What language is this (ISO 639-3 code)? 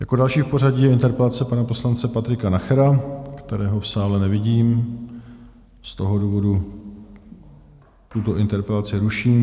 ces